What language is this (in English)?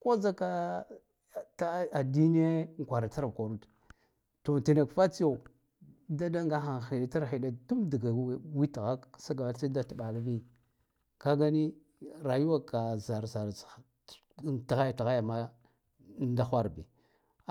Guduf-Gava